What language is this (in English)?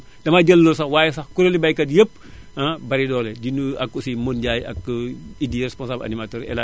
Wolof